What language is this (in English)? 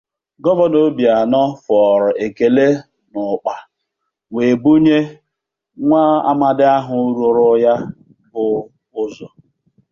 Igbo